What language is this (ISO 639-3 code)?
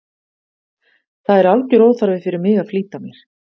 isl